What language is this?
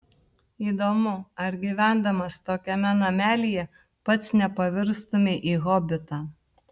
Lithuanian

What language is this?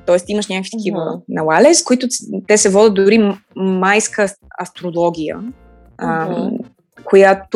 Bulgarian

